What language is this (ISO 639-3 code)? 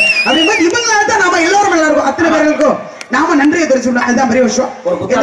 ara